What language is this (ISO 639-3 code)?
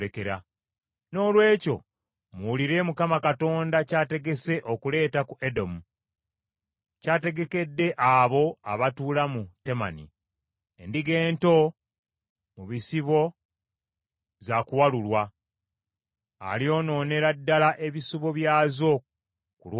lug